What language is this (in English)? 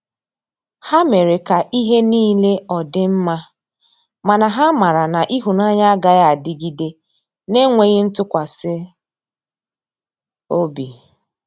Igbo